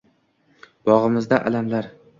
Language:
Uzbek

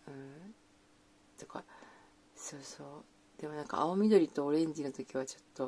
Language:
Japanese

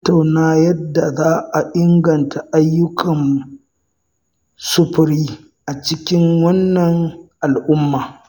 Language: Hausa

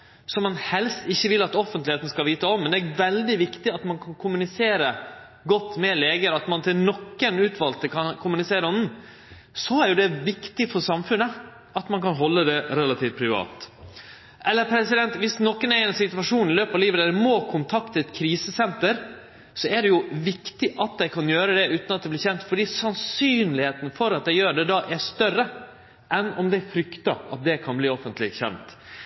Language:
Norwegian Nynorsk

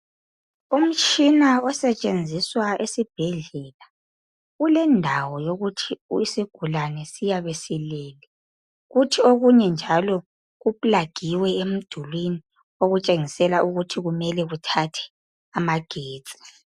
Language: North Ndebele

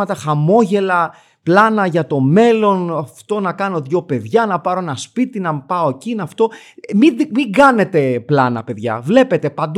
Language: Greek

